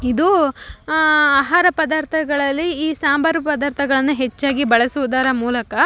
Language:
Kannada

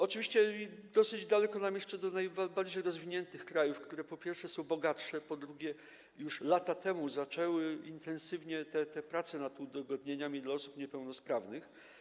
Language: Polish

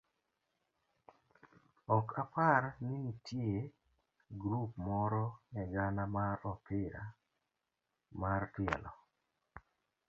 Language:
Luo (Kenya and Tanzania)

